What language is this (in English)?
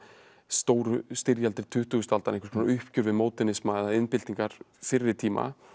Icelandic